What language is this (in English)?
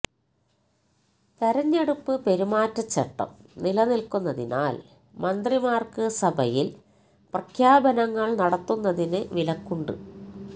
Malayalam